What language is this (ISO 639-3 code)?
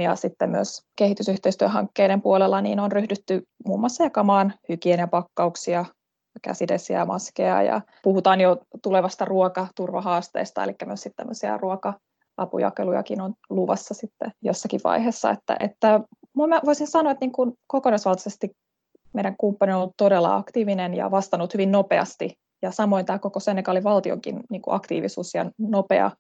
fin